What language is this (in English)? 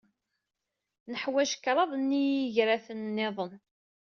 Kabyle